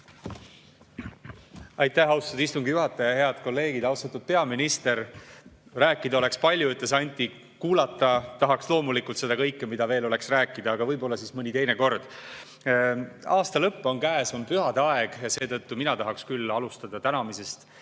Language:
Estonian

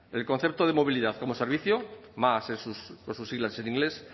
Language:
Spanish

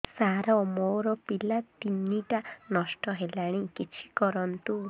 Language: Odia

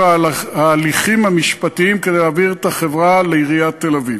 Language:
Hebrew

